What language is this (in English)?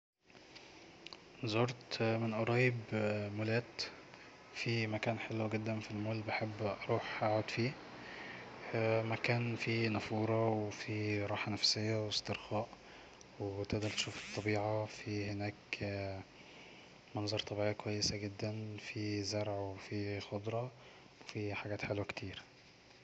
Egyptian Arabic